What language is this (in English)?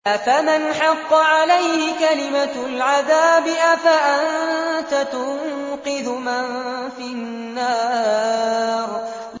Arabic